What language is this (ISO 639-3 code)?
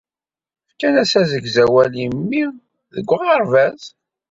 kab